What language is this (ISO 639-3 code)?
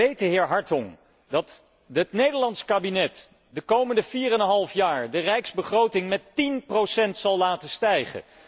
nld